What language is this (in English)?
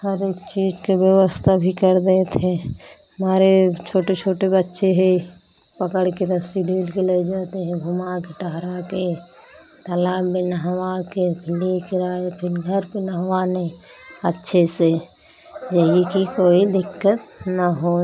Hindi